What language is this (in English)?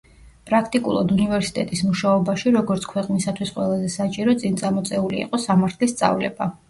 Georgian